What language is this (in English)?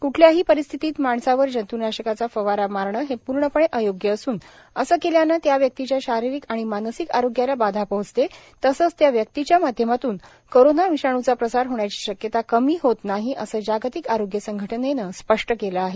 Marathi